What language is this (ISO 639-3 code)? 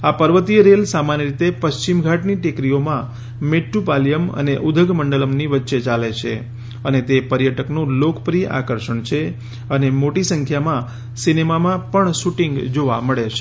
guj